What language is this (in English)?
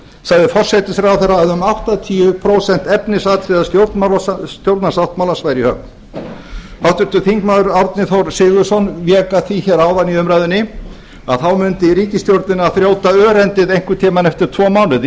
Icelandic